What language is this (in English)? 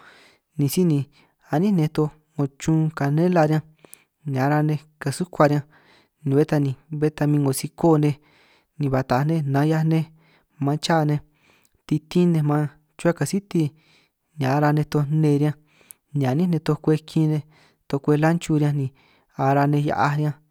San Martín Itunyoso Triqui